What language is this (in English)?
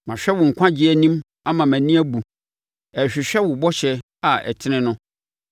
Akan